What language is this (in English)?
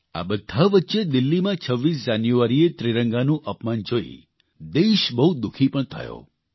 Gujarati